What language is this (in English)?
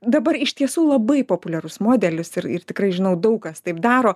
Lithuanian